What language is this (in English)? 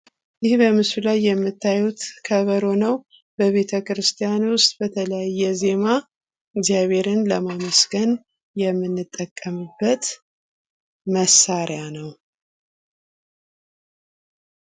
Amharic